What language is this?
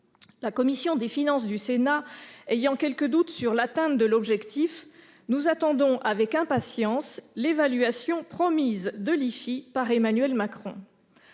French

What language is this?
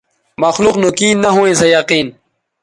Bateri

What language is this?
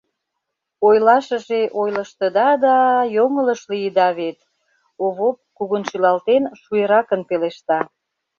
Mari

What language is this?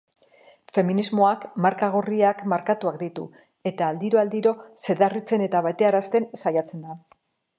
Basque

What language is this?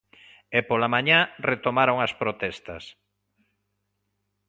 Galician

